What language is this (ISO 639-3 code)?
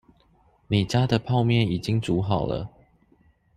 zho